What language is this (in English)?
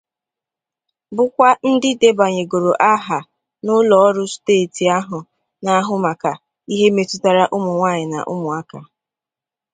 Igbo